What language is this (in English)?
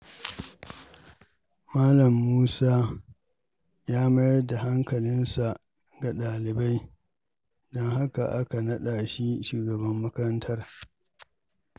Hausa